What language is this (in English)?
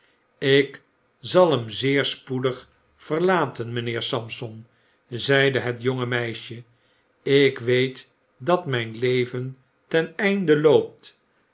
Dutch